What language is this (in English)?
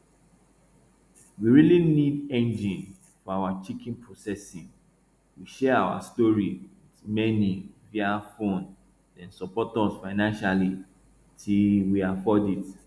Nigerian Pidgin